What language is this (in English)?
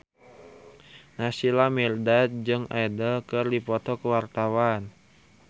Sundanese